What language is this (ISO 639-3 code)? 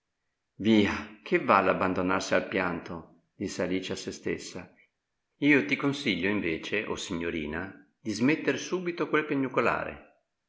ita